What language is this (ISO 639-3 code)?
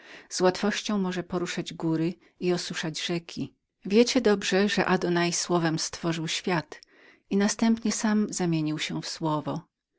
pol